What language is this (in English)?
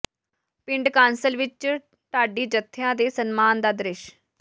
Punjabi